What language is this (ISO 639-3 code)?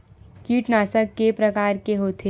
hne